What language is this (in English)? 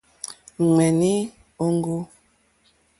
Mokpwe